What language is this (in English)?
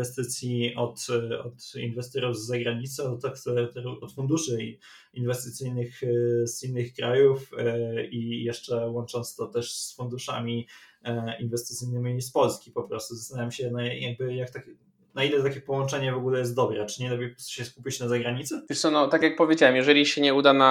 Polish